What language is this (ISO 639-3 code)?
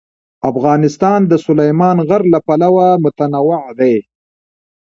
pus